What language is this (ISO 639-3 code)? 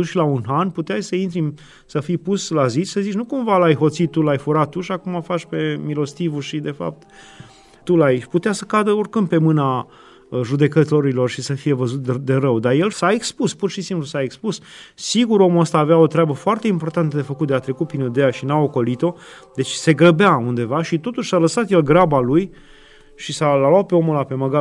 ron